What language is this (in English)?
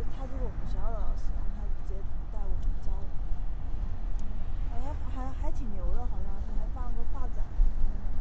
Chinese